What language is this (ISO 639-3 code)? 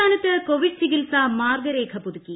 mal